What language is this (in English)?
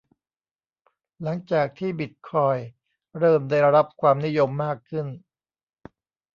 Thai